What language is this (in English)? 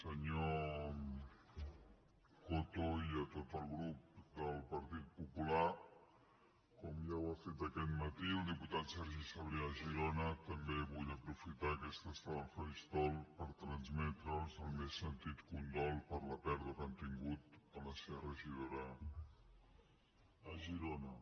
Catalan